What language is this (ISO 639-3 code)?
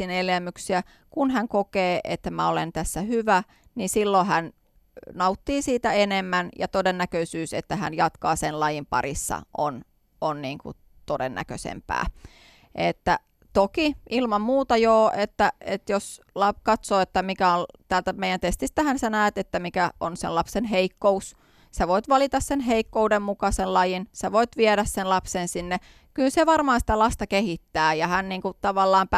fin